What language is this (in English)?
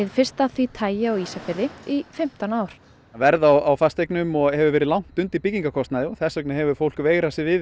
Icelandic